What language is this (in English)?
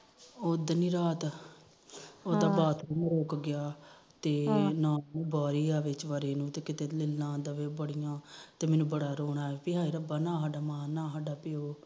Punjabi